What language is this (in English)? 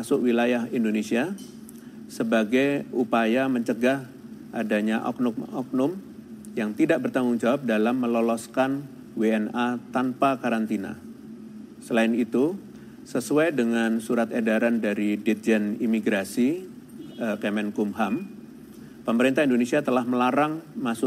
Indonesian